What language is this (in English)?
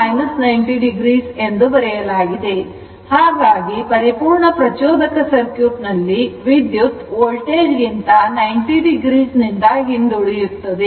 Kannada